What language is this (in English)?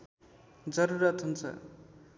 Nepali